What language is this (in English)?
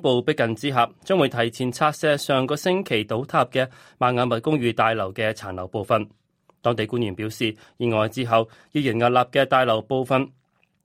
Chinese